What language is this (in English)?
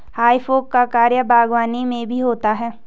Hindi